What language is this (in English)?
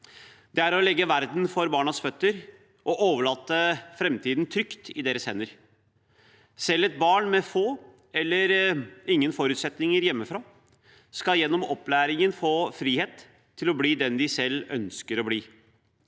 Norwegian